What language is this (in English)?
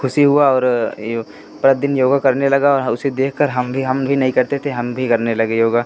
Hindi